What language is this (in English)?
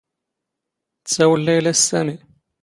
Standard Moroccan Tamazight